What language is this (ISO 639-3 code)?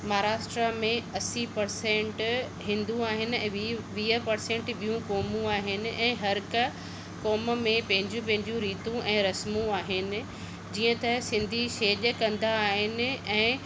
snd